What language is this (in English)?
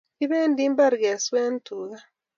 Kalenjin